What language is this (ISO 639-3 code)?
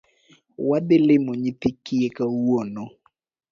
luo